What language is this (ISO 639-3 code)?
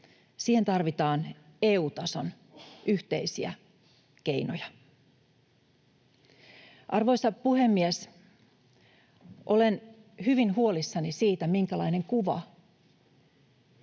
fin